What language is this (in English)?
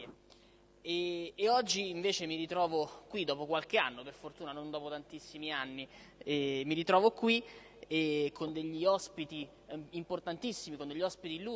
Italian